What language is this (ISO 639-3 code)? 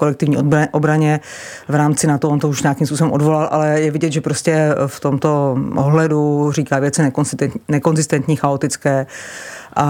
ces